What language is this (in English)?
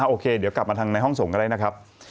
Thai